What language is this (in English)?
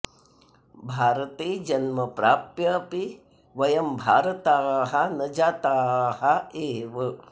Sanskrit